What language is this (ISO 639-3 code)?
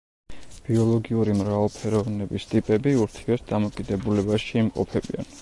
kat